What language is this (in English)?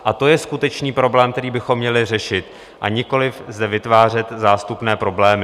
Czech